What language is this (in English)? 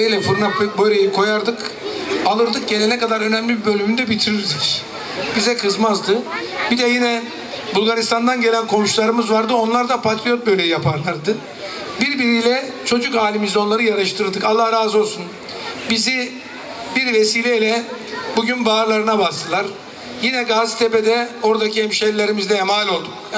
Turkish